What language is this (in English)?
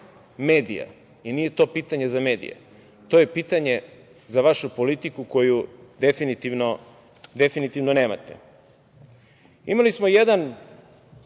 Serbian